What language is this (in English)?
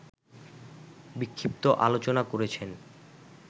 Bangla